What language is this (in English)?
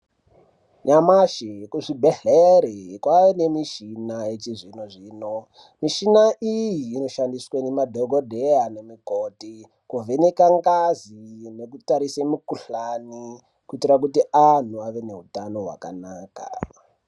Ndau